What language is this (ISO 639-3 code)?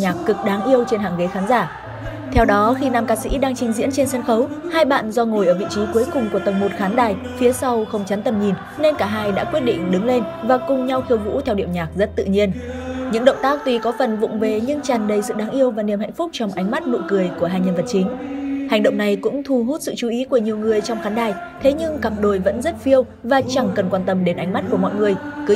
vie